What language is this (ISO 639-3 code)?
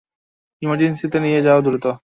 ben